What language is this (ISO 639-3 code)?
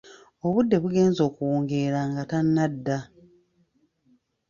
lug